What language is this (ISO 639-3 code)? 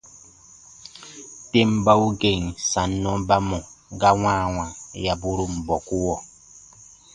bba